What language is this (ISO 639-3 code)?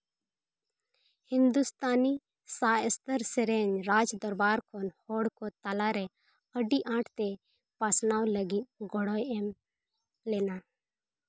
sat